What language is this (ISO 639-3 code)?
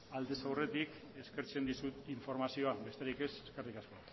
eus